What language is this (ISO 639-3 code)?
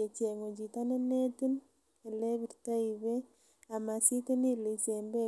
kln